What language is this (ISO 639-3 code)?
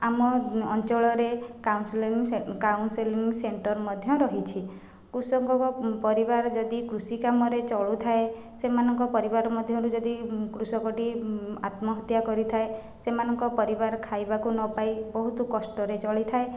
ori